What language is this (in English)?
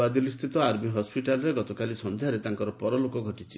Odia